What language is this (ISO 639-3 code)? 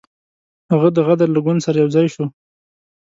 pus